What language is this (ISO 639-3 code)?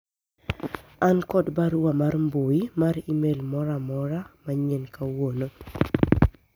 luo